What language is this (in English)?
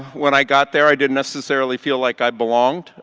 English